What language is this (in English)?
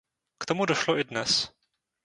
Czech